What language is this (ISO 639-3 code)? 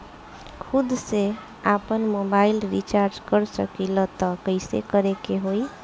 bho